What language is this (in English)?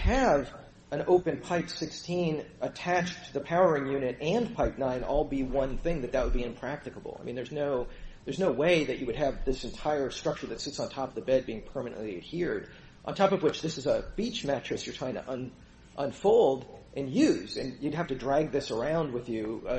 English